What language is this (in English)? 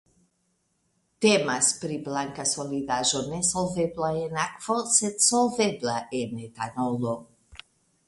Esperanto